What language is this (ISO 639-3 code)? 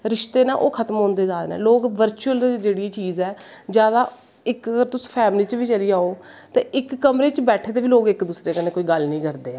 doi